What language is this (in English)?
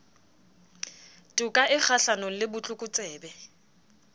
Southern Sotho